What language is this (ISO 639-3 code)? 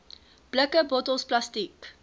afr